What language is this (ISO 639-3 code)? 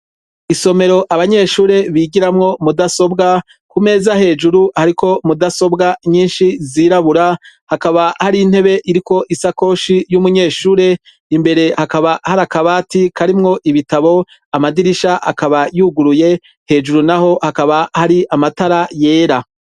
run